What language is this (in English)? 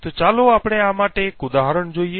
Gujarati